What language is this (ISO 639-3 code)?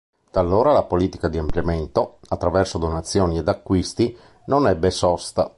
ita